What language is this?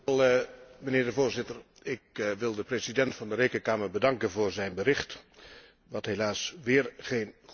Dutch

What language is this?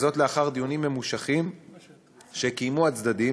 Hebrew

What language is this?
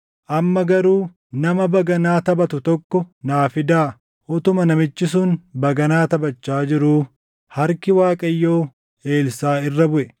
Oromo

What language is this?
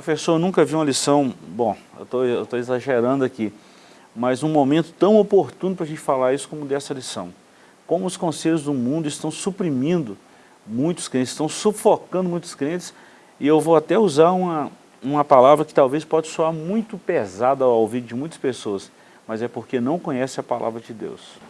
Portuguese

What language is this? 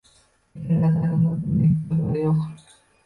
Uzbek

